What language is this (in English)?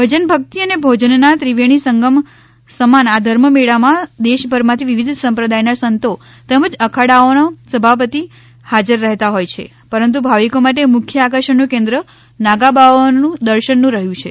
Gujarati